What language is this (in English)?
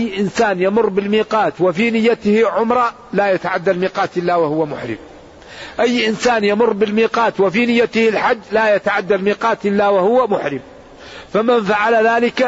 Arabic